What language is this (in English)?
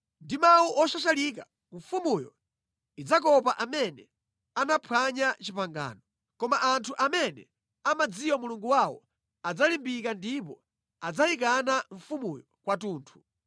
Nyanja